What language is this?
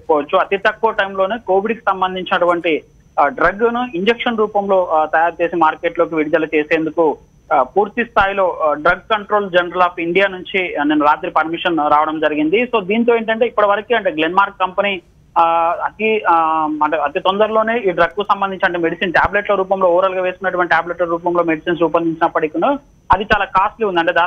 Romanian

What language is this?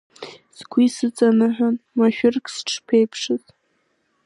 Abkhazian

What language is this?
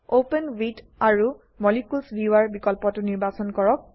Assamese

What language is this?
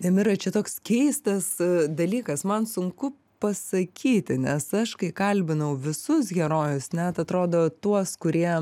Lithuanian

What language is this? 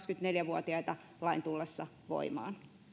Finnish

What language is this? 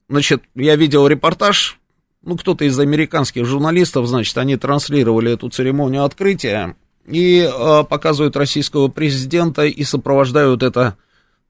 Russian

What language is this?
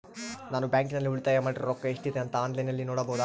Kannada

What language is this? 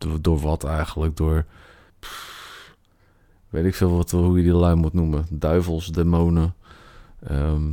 Dutch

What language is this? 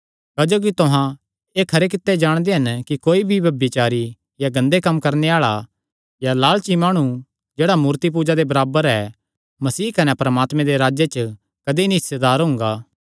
Kangri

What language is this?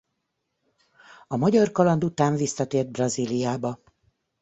Hungarian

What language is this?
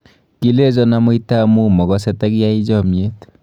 Kalenjin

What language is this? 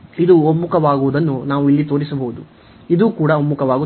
Kannada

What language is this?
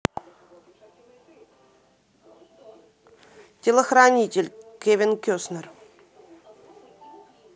Russian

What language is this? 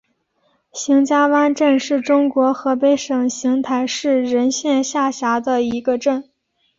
Chinese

